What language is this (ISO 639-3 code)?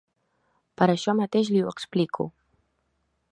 cat